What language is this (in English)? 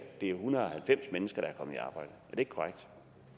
Danish